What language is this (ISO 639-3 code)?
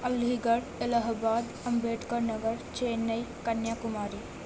urd